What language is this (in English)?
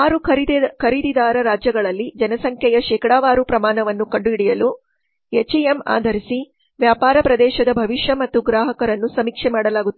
Kannada